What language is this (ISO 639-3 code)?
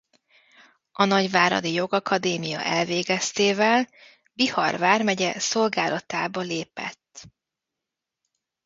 hun